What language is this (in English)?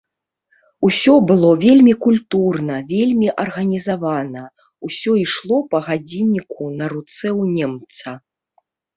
Belarusian